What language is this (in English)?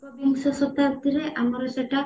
Odia